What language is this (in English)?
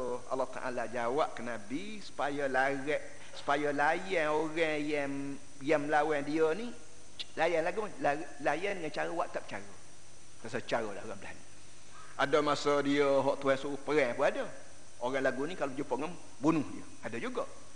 Malay